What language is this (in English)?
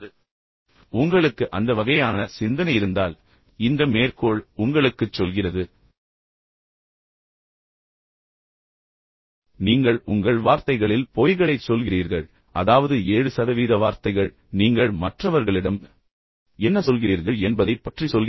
Tamil